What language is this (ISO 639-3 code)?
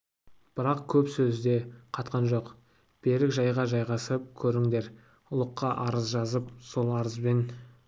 kaz